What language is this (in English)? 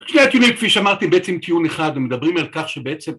Hebrew